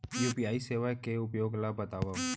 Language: Chhattisgarhi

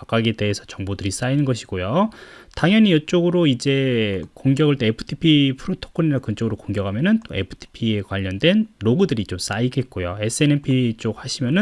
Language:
Korean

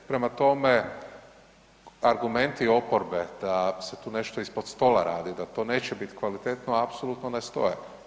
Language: Croatian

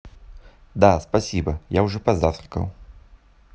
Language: Russian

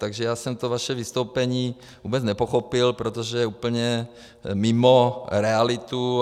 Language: Czech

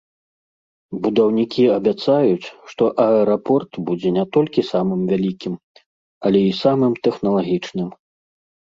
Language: Belarusian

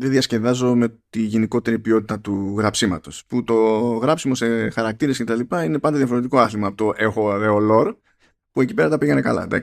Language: Greek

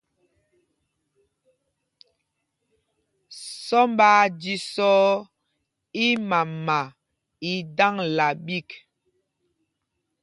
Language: Mpumpong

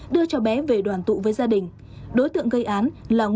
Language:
Vietnamese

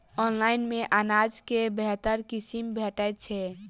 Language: Maithili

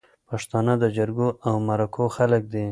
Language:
Pashto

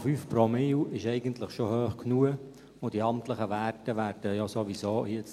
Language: Swiss German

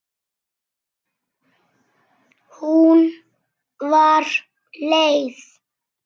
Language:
Icelandic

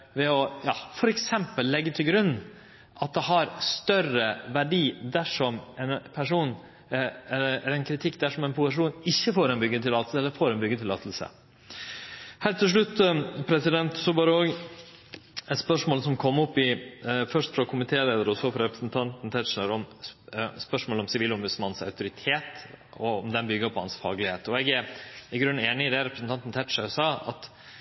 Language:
Norwegian Nynorsk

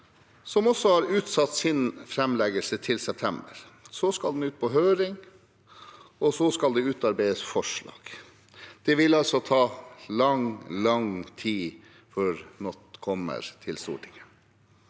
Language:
Norwegian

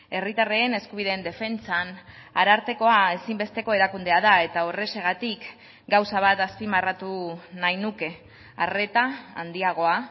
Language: Basque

